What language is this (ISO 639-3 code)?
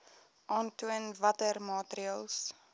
afr